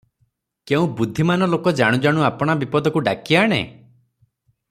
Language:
Odia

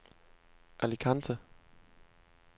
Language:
Danish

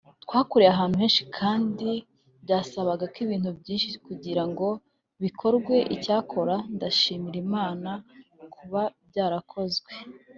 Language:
Kinyarwanda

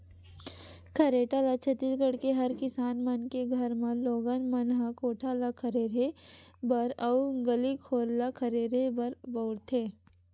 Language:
Chhattisgarhi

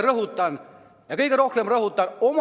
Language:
Estonian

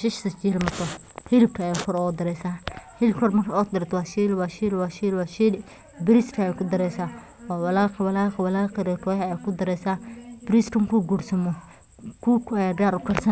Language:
Somali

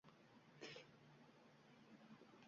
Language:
Uzbek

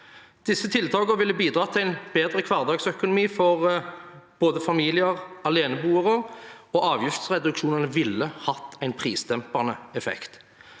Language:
Norwegian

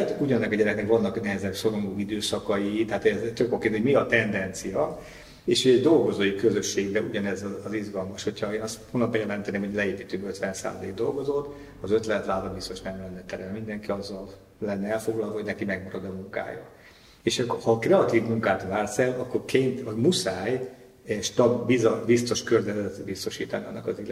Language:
Hungarian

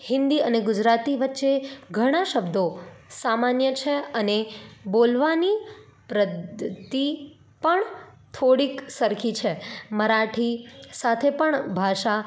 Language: Gujarati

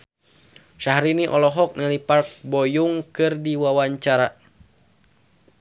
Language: Sundanese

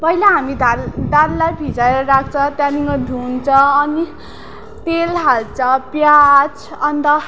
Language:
Nepali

